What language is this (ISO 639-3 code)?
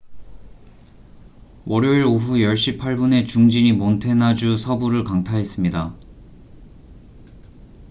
kor